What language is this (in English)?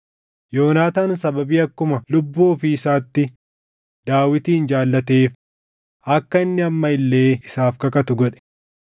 Oromo